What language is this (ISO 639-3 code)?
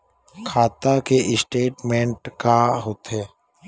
hne